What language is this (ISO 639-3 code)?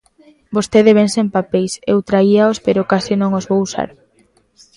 glg